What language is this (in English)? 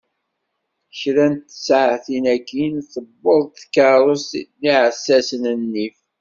Kabyle